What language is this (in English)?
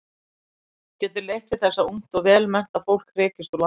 Icelandic